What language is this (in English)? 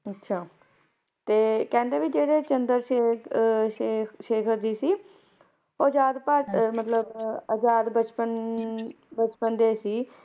Punjabi